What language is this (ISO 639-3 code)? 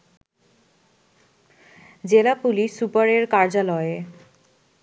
ben